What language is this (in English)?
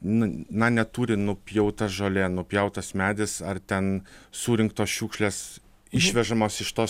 Lithuanian